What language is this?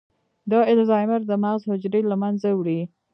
Pashto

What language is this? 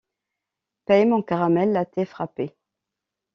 French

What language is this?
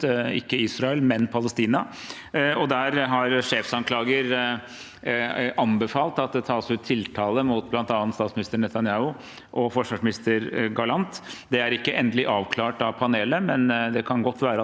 Norwegian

